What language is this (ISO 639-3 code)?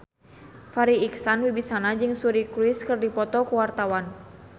sun